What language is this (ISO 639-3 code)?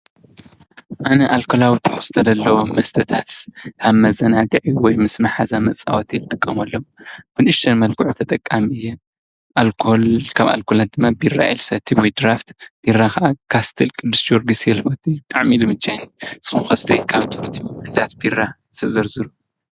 tir